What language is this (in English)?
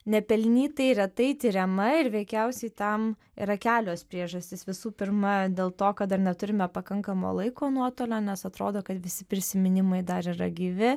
Lithuanian